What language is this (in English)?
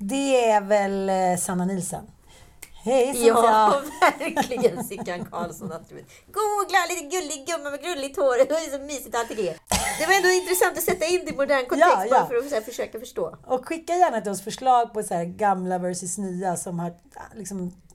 Swedish